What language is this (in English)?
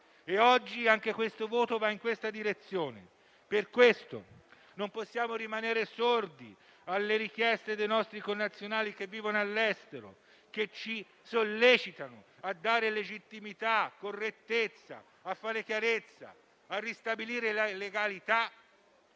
Italian